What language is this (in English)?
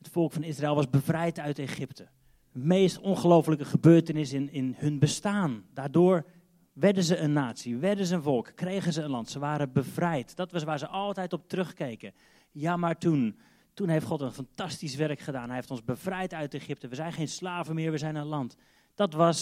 Dutch